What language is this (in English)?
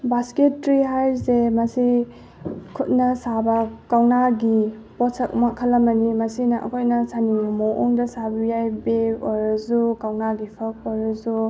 Manipuri